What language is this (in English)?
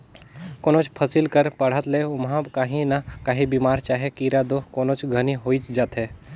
Chhattisgarhi